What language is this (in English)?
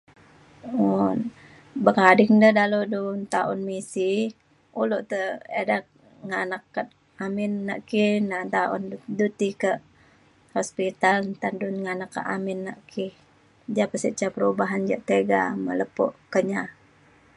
Mainstream Kenyah